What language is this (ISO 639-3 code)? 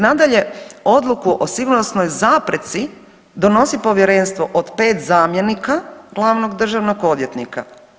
hrv